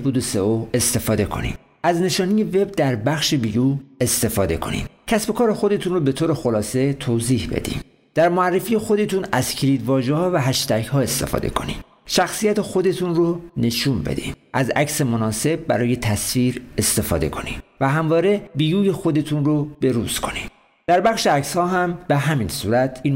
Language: Persian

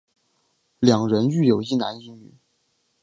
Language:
Chinese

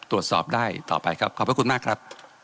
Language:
Thai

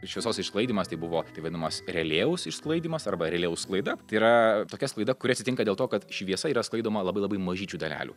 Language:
Lithuanian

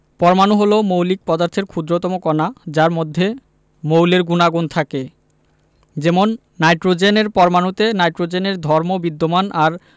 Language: Bangla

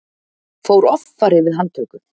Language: Icelandic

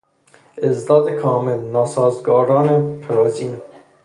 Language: Persian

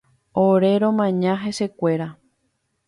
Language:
Guarani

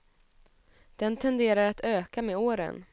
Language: Swedish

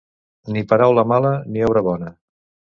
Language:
Catalan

